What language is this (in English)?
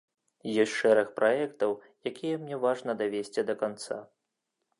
Belarusian